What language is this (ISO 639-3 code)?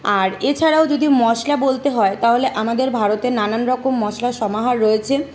ben